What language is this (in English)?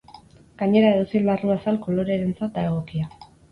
Basque